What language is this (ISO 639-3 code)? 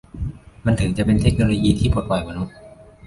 tha